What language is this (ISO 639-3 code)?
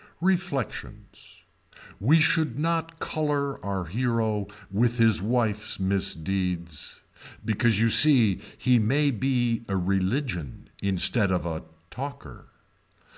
eng